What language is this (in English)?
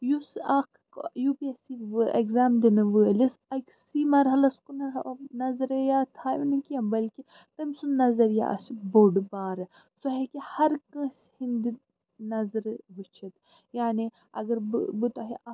Kashmiri